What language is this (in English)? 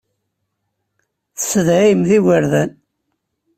Kabyle